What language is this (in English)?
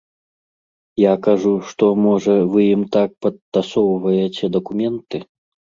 Belarusian